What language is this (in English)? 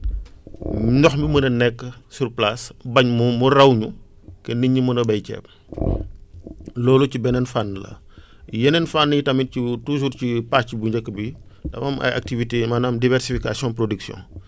Wolof